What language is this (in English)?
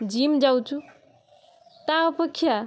Odia